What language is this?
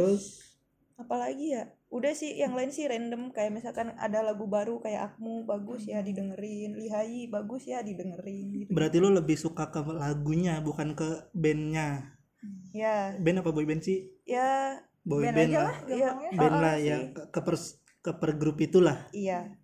Indonesian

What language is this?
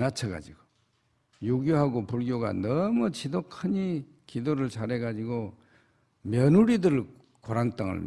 Korean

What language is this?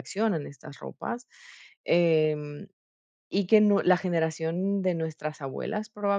Spanish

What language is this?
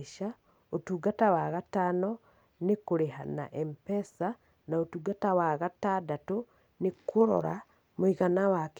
Kikuyu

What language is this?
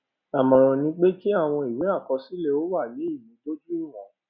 Yoruba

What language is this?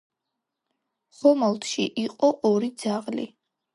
Georgian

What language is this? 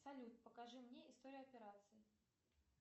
Russian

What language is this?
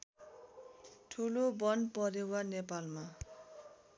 Nepali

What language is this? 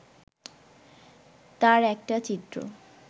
Bangla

